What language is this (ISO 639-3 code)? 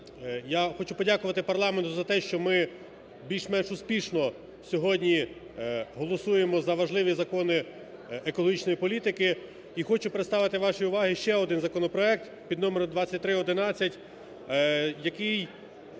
ukr